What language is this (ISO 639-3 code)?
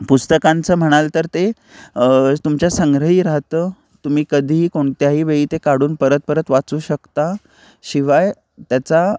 mar